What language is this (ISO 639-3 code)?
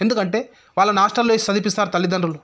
tel